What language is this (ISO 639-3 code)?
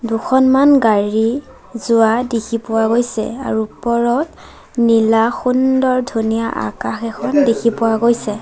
asm